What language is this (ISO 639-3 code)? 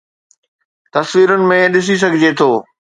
snd